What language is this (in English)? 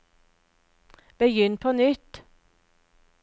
Norwegian